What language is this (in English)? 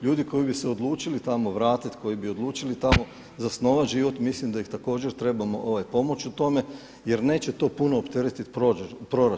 Croatian